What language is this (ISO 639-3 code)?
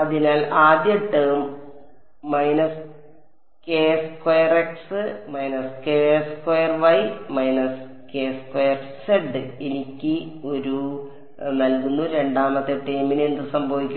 mal